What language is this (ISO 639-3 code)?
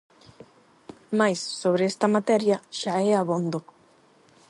glg